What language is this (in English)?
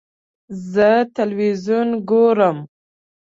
Pashto